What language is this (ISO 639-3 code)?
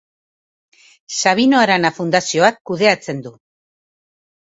eus